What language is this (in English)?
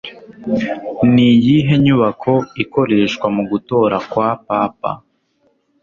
Kinyarwanda